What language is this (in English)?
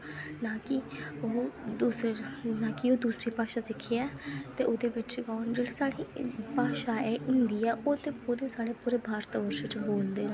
Dogri